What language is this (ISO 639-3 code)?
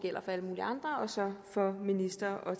dan